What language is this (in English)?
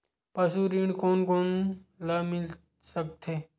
Chhattisgarhi